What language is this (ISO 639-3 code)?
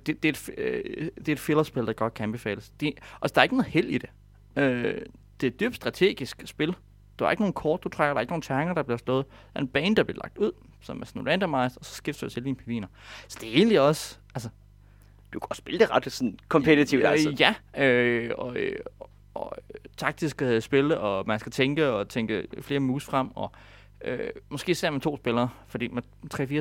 dan